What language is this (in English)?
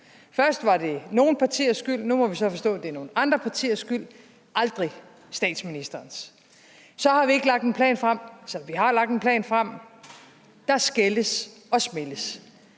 Danish